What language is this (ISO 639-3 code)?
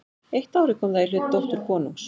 isl